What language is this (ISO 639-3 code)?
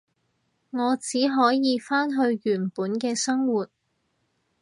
yue